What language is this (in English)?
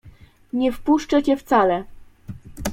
Polish